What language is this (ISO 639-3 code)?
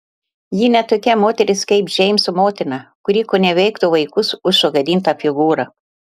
lit